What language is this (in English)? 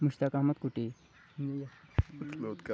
Kashmiri